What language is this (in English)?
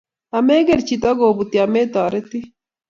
Kalenjin